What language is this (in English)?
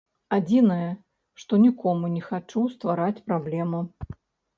Belarusian